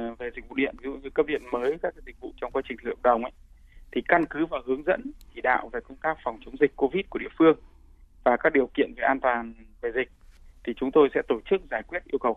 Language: Vietnamese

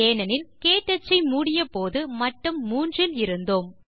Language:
Tamil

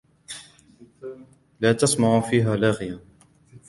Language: Arabic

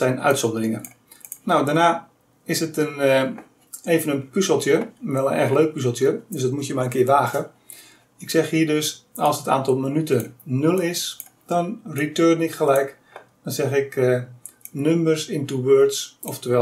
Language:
Dutch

